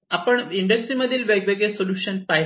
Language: Marathi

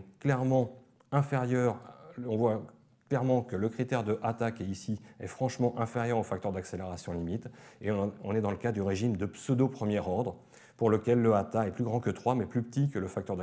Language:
French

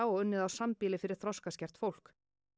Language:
Icelandic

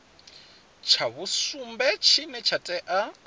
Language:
Venda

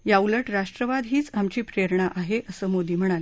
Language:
Marathi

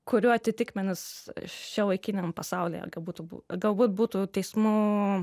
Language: Lithuanian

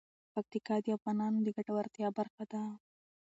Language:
Pashto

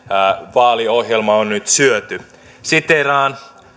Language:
Finnish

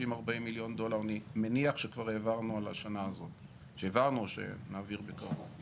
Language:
Hebrew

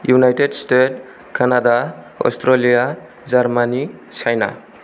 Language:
Bodo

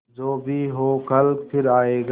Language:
Hindi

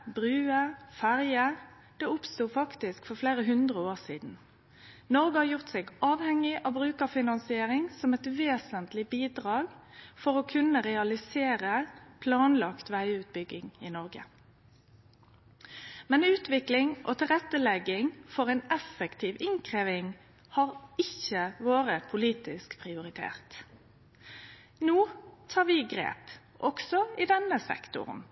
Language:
Norwegian Nynorsk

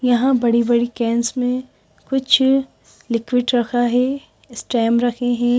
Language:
Hindi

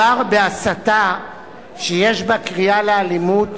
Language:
Hebrew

